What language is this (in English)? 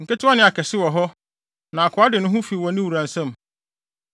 Akan